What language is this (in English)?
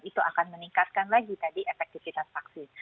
Indonesian